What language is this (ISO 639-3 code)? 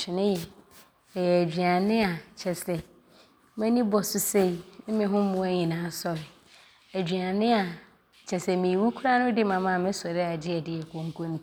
abr